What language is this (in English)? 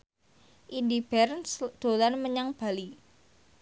Javanese